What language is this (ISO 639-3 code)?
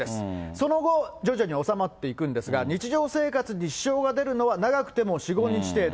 jpn